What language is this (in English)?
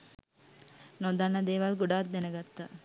Sinhala